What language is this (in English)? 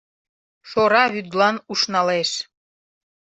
Mari